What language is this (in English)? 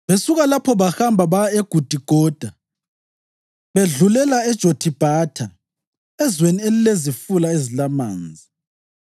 North Ndebele